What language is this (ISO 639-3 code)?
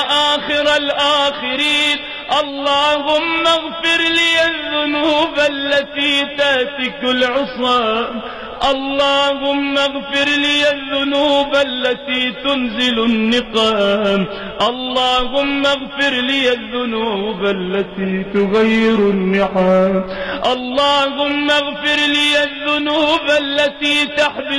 ara